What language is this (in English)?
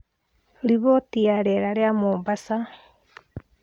Kikuyu